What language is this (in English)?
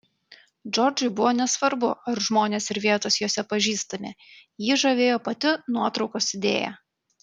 Lithuanian